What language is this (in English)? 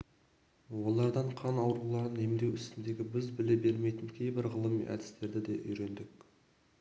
Kazakh